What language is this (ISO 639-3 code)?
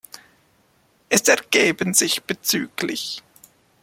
deu